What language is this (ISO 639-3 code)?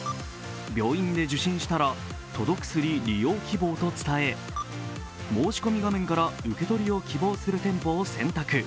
jpn